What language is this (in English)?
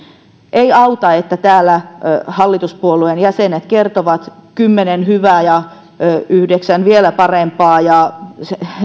Finnish